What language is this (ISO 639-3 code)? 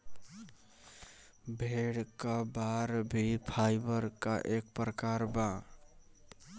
bho